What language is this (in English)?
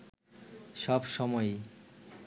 Bangla